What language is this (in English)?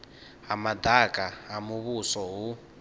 Venda